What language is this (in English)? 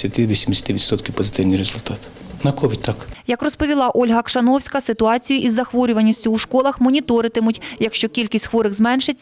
Ukrainian